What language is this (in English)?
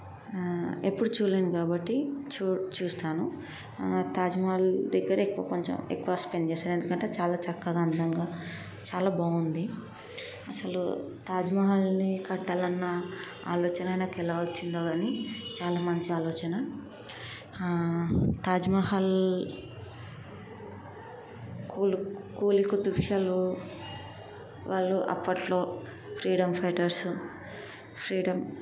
Telugu